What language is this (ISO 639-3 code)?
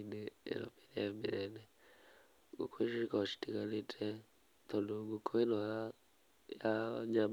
kik